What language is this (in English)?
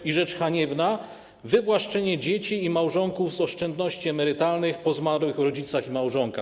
Polish